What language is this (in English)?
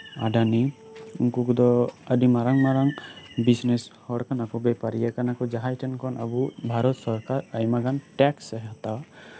Santali